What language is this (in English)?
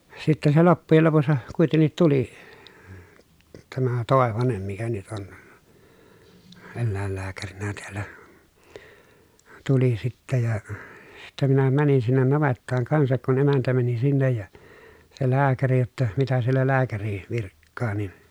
Finnish